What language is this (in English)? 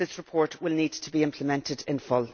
English